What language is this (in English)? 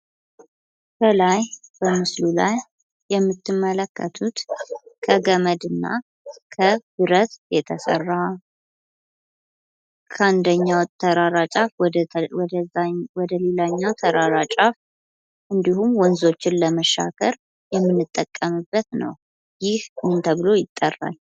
Amharic